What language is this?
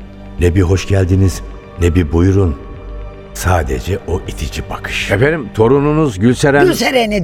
Turkish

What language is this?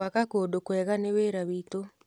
Kikuyu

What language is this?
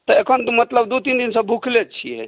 Maithili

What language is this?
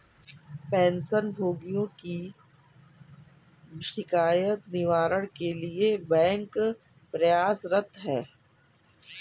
Hindi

